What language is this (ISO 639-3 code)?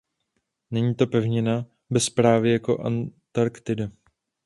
ces